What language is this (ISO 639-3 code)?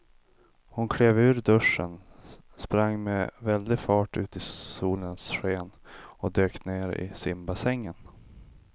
swe